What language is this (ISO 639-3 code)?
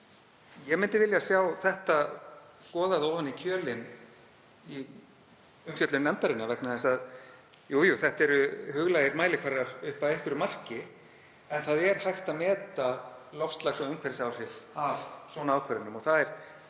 isl